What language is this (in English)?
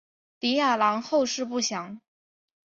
Chinese